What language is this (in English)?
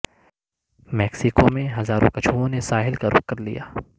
Urdu